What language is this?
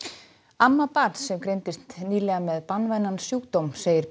Icelandic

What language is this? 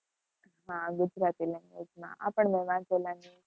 Gujarati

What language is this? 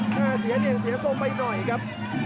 Thai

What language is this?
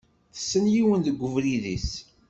Kabyle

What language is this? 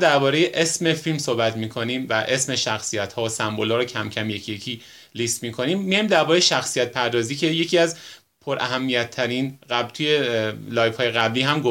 Persian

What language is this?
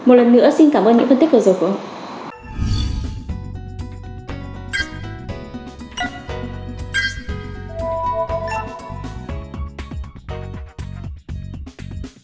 Vietnamese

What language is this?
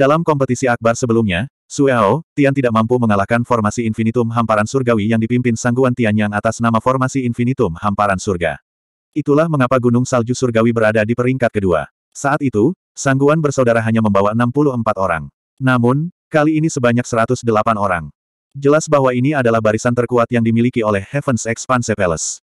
Indonesian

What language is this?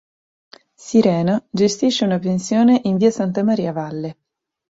Italian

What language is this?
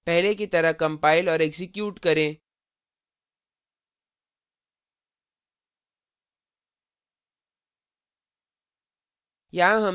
Hindi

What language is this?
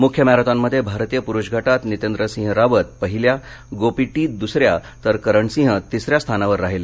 Marathi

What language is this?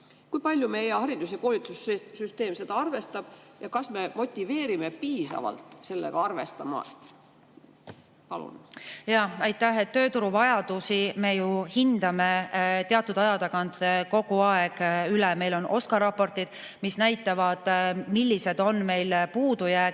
Estonian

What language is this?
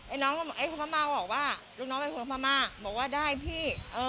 Thai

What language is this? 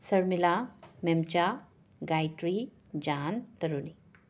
Manipuri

